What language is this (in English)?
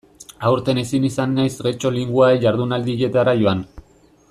Basque